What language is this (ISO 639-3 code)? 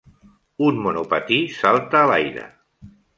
cat